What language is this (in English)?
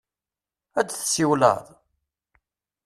Kabyle